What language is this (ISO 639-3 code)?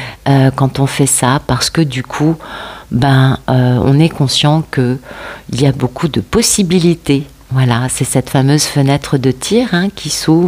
fra